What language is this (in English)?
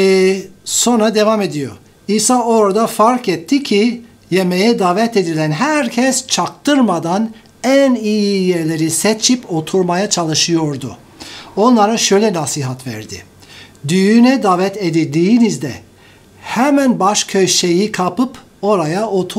Turkish